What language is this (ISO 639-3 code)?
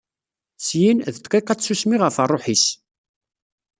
kab